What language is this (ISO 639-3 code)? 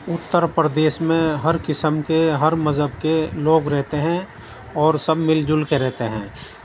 urd